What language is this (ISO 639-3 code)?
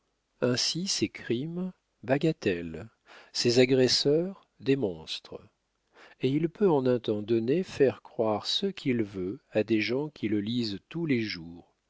fra